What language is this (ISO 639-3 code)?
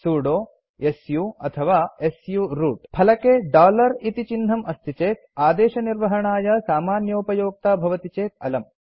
san